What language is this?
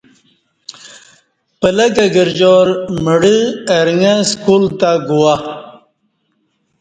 Kati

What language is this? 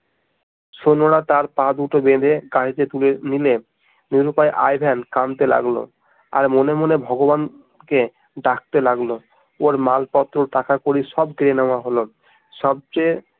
Bangla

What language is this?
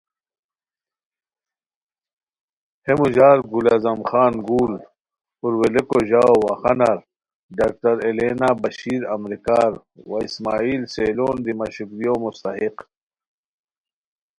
Khowar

